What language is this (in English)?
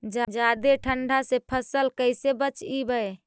Magahi